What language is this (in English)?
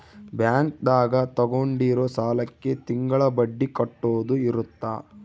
Kannada